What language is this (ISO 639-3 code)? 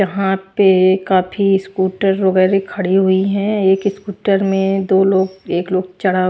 hin